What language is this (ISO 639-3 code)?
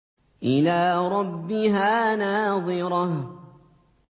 ara